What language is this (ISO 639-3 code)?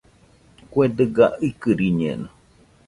hux